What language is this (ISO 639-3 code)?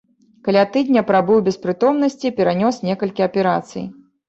bel